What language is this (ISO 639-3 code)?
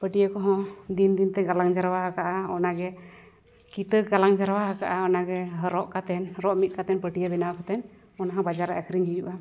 sat